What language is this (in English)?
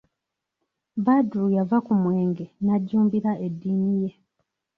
Ganda